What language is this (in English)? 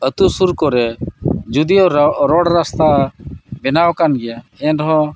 Santali